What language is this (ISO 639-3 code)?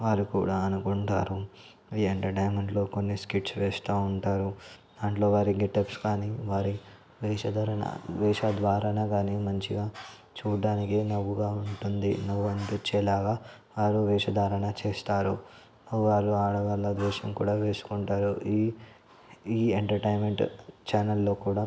tel